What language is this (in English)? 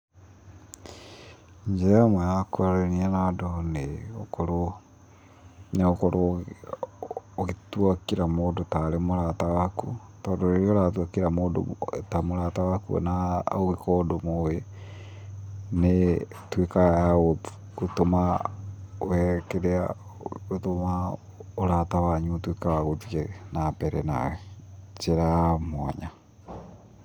Kikuyu